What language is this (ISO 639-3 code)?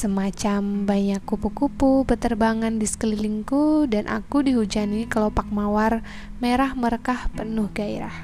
ind